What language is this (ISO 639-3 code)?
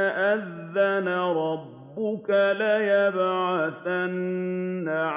ara